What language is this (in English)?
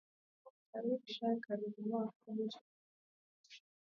Swahili